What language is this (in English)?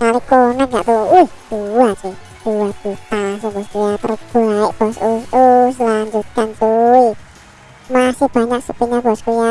Indonesian